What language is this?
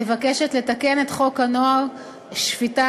Hebrew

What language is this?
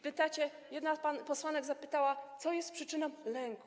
Polish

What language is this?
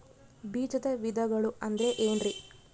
Kannada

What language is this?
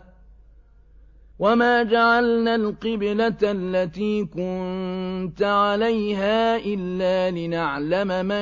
Arabic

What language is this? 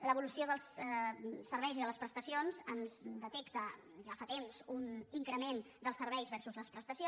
Catalan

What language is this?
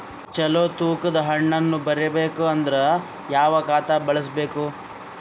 Kannada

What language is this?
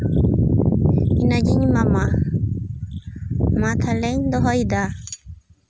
Santali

